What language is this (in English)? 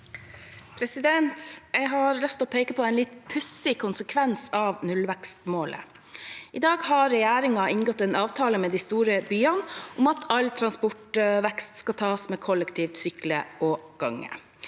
Norwegian